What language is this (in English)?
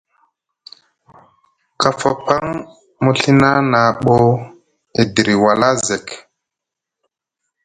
Musgu